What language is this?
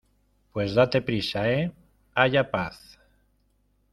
Spanish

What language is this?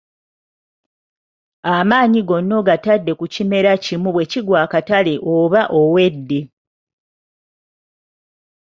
Ganda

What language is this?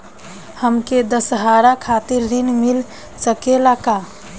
Bhojpuri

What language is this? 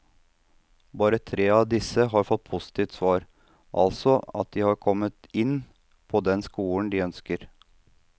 Norwegian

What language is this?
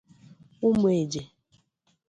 Igbo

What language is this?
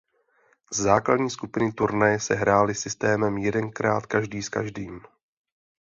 Czech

